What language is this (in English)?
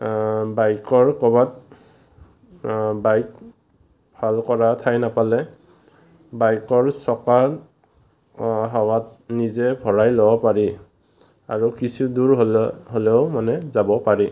Assamese